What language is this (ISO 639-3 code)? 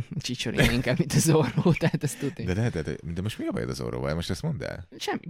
hun